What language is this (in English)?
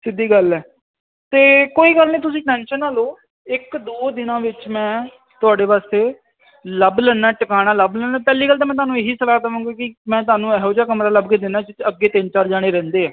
Punjabi